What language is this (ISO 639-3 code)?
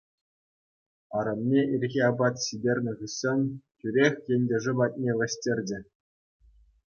chv